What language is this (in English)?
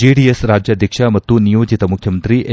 Kannada